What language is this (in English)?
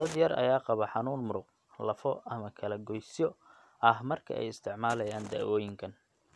Somali